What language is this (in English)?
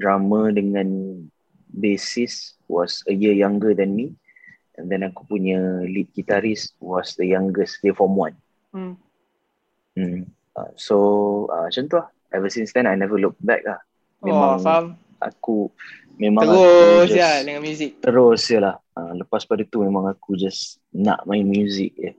Malay